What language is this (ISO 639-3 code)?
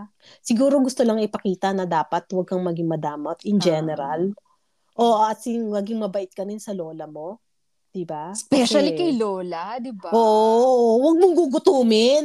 fil